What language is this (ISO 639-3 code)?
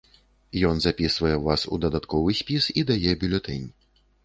bel